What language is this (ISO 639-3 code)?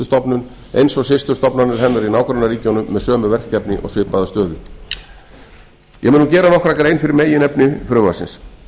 isl